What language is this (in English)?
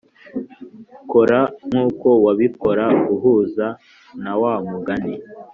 Kinyarwanda